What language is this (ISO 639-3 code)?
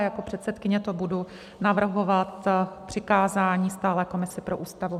ces